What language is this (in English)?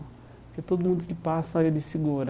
Portuguese